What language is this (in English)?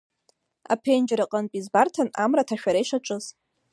Abkhazian